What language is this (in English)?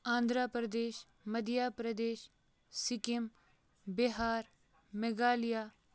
Kashmiri